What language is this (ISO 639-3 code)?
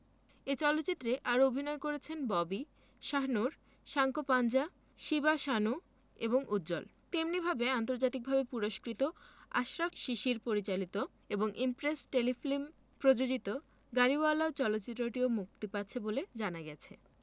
ben